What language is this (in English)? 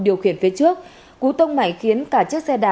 Vietnamese